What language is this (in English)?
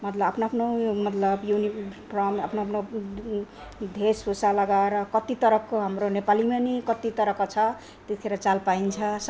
Nepali